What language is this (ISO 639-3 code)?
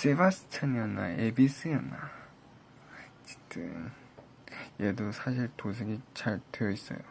kor